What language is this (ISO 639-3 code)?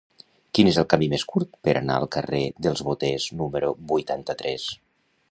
cat